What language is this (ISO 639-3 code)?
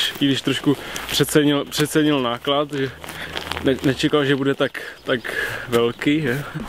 ces